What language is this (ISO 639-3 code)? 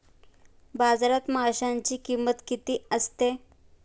mar